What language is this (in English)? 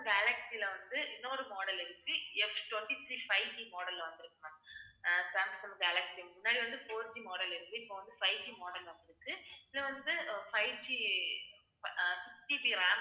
Tamil